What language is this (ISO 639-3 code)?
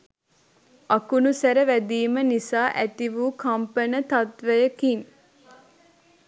sin